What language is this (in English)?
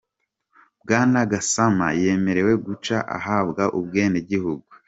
Kinyarwanda